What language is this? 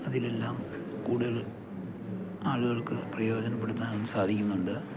Malayalam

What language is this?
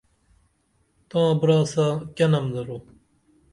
Dameli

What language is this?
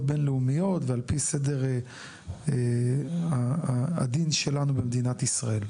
Hebrew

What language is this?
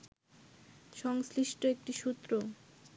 Bangla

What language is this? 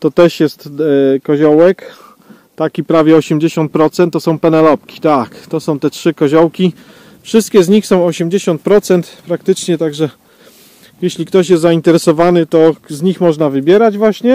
Polish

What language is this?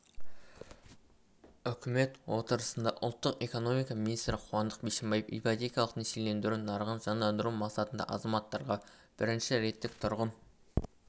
Kazakh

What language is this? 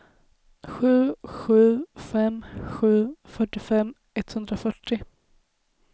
Swedish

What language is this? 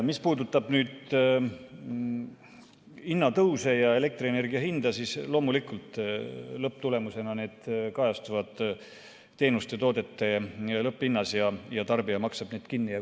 Estonian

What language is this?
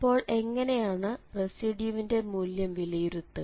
Malayalam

